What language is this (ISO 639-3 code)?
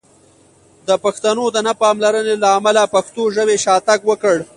pus